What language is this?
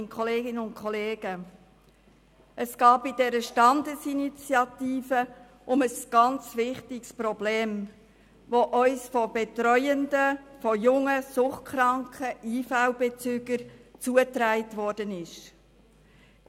Swiss German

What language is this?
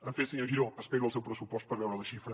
Catalan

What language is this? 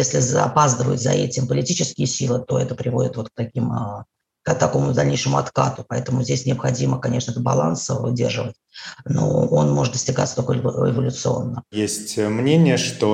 Russian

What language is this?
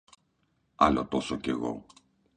Greek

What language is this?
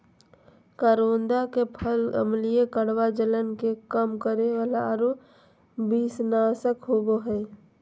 Magahi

